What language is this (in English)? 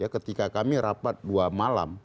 Indonesian